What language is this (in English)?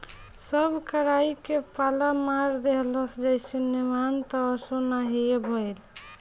Bhojpuri